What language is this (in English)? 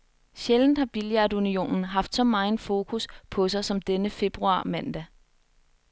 Danish